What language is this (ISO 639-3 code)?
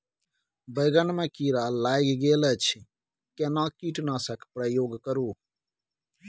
mai